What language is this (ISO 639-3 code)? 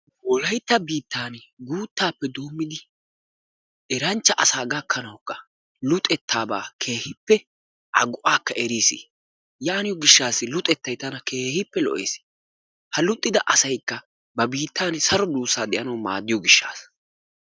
wal